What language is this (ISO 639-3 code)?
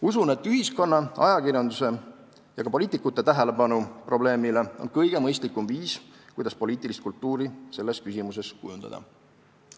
est